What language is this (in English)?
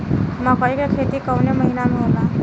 Bhojpuri